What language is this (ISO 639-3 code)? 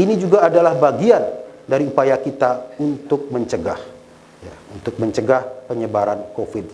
ind